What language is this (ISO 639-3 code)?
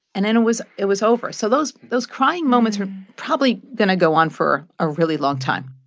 eng